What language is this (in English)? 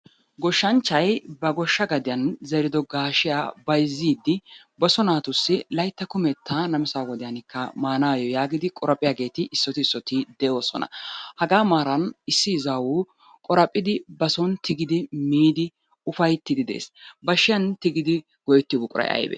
Wolaytta